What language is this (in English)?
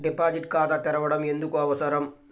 Telugu